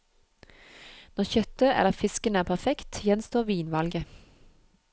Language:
Norwegian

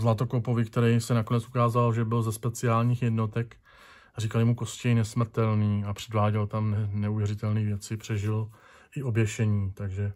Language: Czech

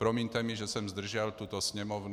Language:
Czech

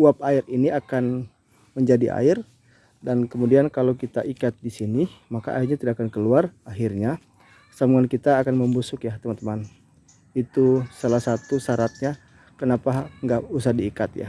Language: Indonesian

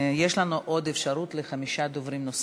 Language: Hebrew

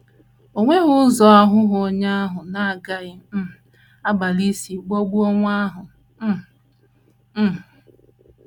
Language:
Igbo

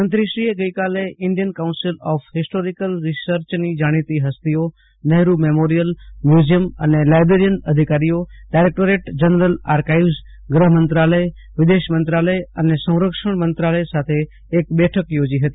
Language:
Gujarati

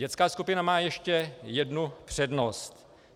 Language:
Czech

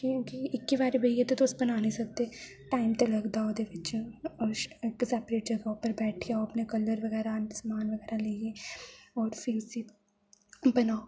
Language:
Dogri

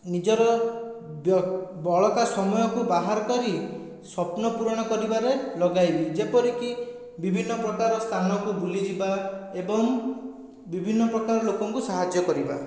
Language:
Odia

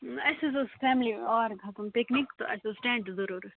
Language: Kashmiri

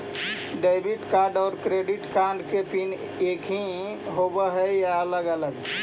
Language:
Magahi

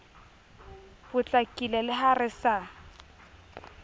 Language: Southern Sotho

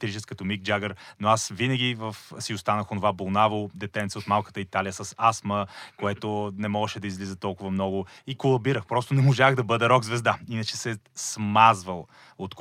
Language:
Bulgarian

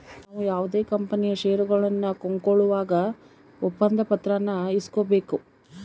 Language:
Kannada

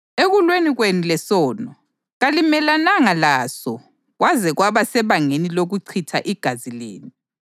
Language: North Ndebele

